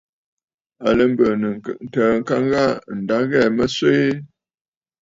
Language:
Bafut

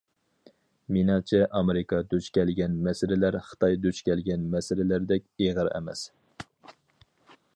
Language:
Uyghur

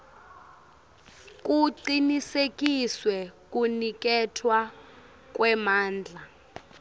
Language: Swati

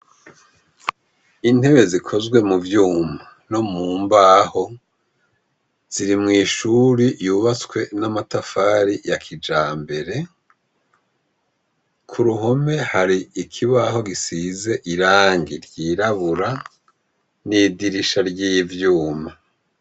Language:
Rundi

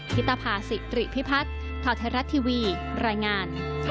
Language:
Thai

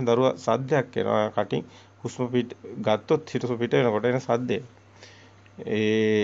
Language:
Italian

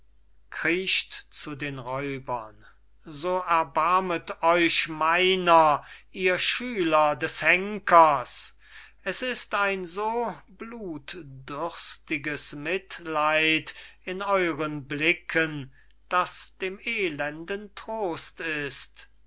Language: German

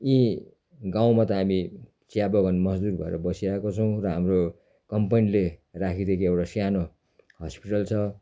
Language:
Nepali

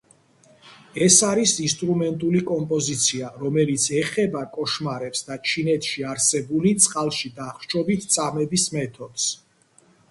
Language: Georgian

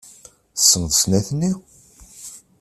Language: Kabyle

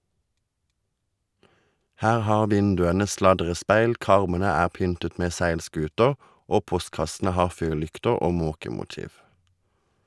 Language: Norwegian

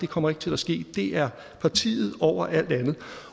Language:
Danish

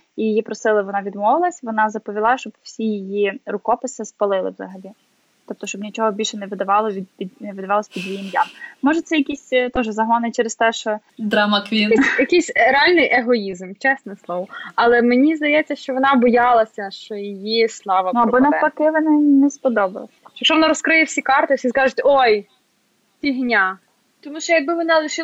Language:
Ukrainian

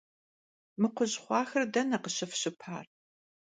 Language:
Kabardian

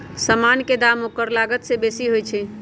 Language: Magahi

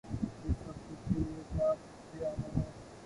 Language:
Urdu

